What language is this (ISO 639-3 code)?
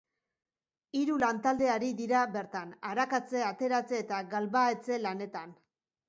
eus